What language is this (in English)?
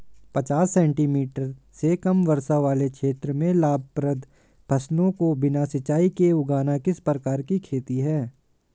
Hindi